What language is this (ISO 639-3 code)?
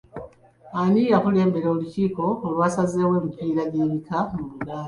lug